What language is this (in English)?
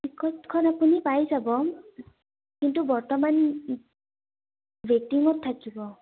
Assamese